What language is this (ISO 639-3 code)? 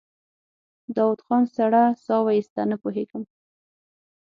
pus